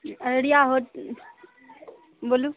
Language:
Maithili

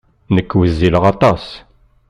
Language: Kabyle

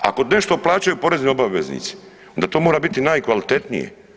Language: Croatian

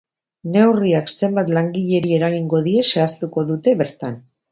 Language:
Basque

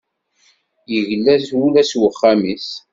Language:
Kabyle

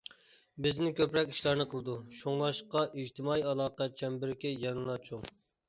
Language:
Uyghur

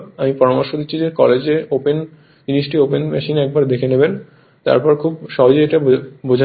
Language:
Bangla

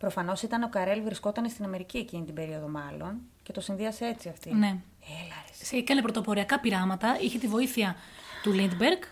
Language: Greek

